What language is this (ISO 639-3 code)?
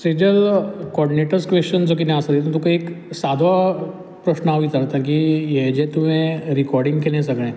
kok